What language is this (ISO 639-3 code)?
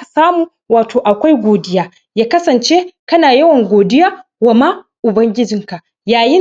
hau